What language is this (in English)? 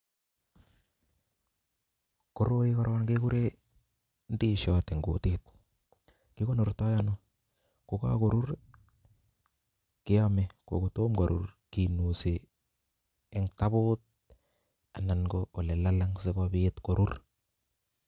Kalenjin